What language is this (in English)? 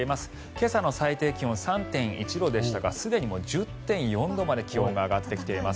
Japanese